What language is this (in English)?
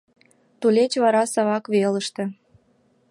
Mari